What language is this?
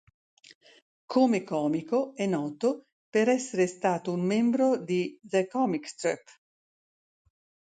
Italian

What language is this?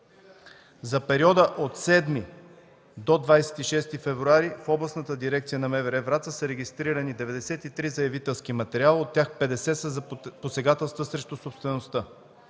Bulgarian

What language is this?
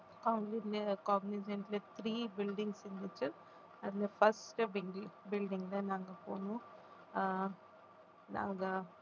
Tamil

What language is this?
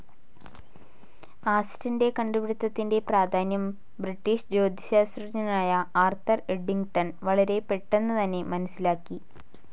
Malayalam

